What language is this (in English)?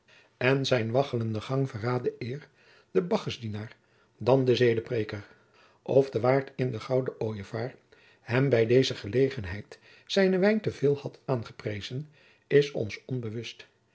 Dutch